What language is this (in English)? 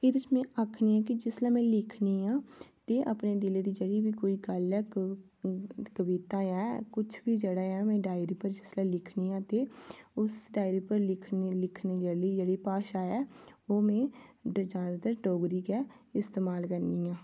Dogri